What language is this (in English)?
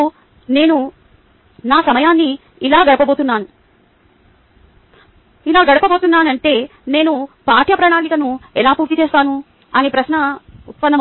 Telugu